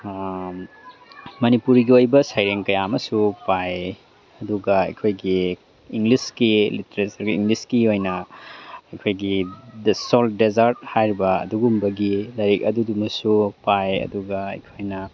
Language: Manipuri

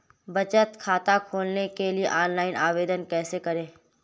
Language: Hindi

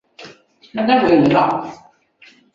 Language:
Chinese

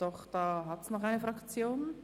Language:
Swiss German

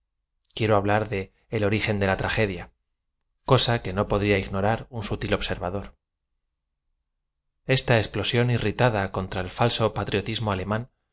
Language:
Spanish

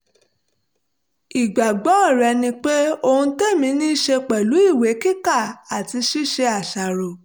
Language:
Yoruba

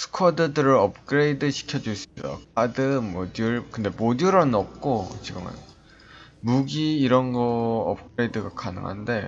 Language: Korean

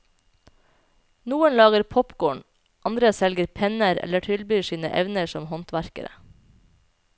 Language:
Norwegian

